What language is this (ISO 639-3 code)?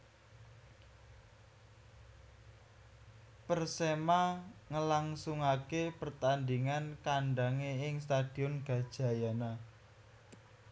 jav